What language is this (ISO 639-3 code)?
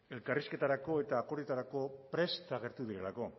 eus